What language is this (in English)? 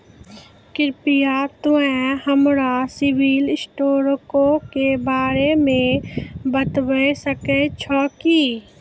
Maithili